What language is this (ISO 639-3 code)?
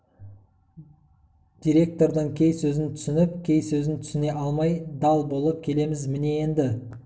kaz